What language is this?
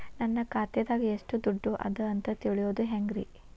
Kannada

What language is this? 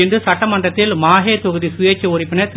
Tamil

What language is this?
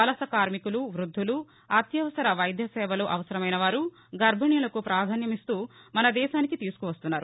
Telugu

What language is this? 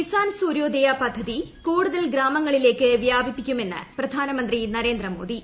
Malayalam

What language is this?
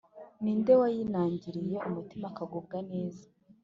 Kinyarwanda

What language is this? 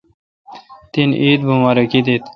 Kalkoti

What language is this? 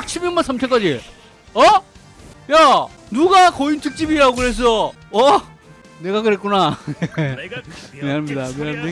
Korean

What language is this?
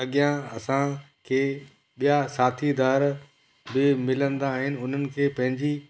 Sindhi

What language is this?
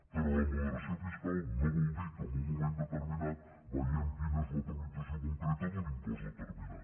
Catalan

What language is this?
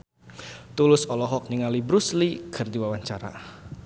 Sundanese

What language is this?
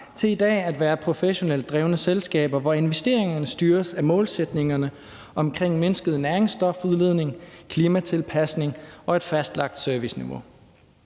Danish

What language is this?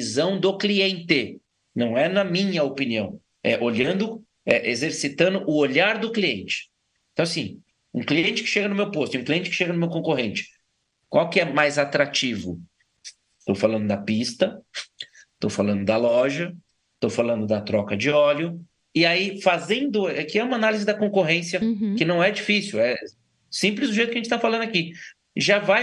Portuguese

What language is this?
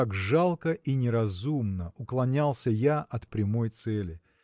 Russian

